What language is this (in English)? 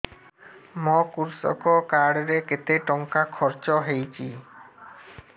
Odia